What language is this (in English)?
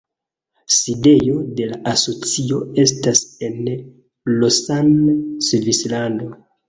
Esperanto